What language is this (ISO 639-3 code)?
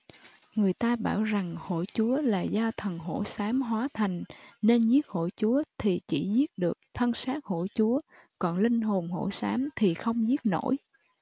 vie